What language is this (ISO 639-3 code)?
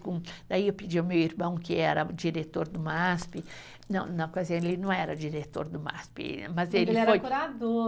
por